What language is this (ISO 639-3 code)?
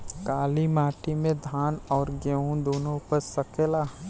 bho